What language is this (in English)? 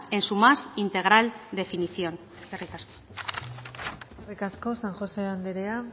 Basque